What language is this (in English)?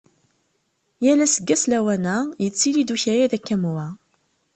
Kabyle